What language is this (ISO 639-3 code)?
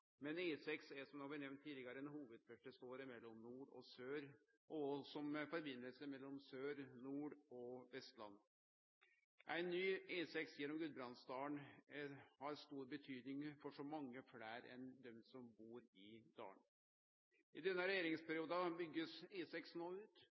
nno